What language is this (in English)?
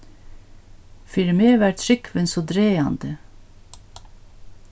Faroese